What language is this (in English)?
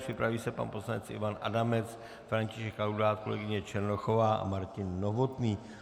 Czech